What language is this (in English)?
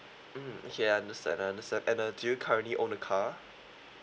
English